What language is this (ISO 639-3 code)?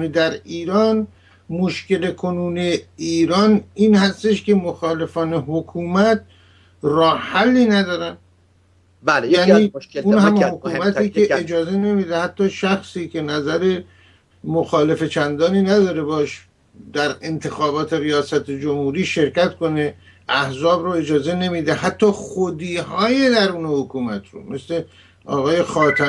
fas